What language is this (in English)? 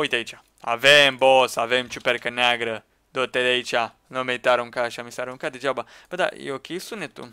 Romanian